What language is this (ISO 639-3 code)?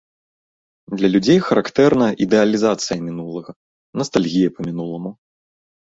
bel